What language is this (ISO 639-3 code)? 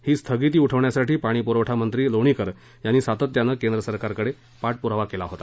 mar